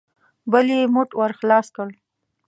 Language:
Pashto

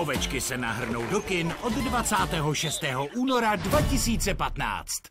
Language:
Czech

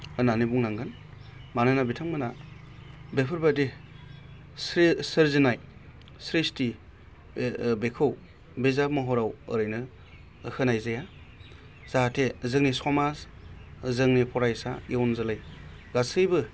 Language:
Bodo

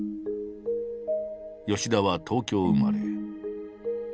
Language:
Japanese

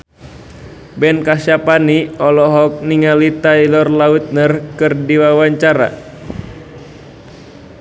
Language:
Sundanese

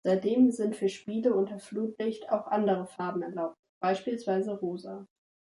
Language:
German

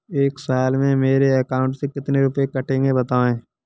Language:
Hindi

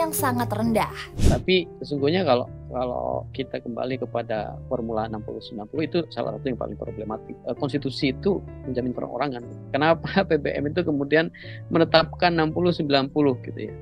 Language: Indonesian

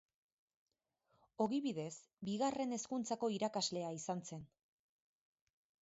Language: Basque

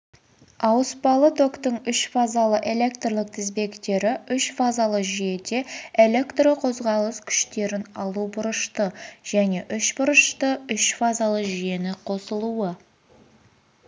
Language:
Kazakh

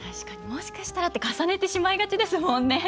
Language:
Japanese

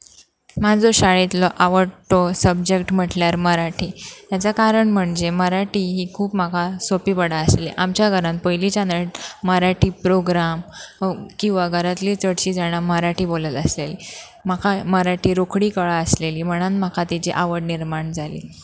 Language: Konkani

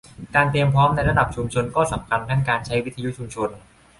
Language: Thai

